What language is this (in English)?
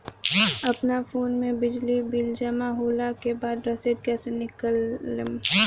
Bhojpuri